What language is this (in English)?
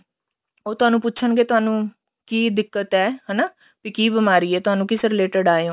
Punjabi